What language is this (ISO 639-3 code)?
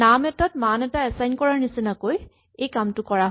asm